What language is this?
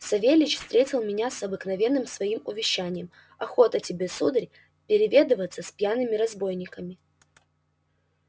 Russian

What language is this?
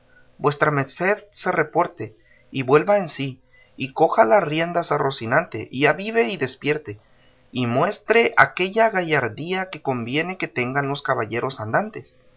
Spanish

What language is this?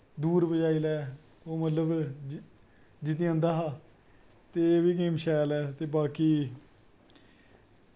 Dogri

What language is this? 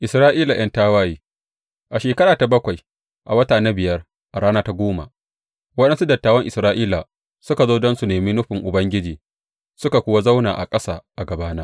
Hausa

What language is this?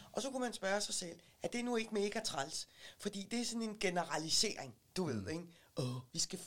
Danish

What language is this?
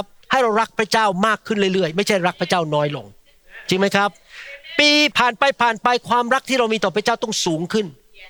Thai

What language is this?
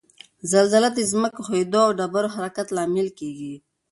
Pashto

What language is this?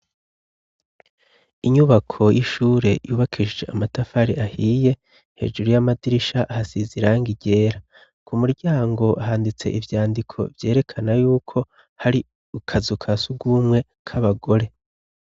Rundi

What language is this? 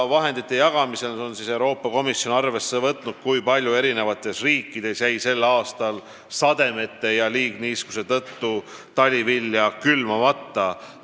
Estonian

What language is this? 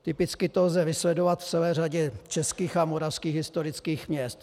Czech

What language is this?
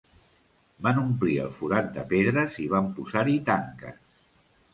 Catalan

